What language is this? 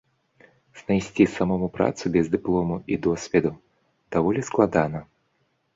Belarusian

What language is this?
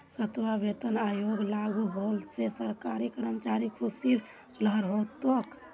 Magahi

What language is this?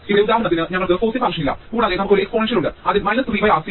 Malayalam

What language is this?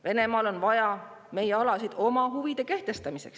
Estonian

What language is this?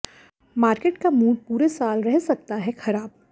Hindi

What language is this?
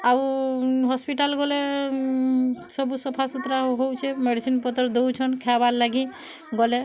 Odia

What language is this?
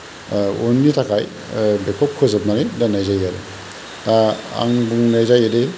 Bodo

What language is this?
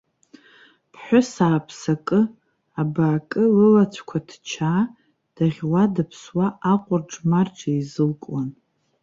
Abkhazian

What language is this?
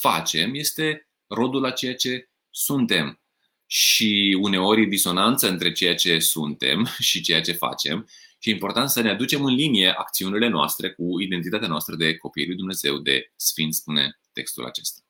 Romanian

